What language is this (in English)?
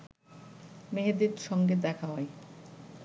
Bangla